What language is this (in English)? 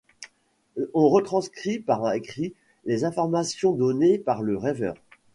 French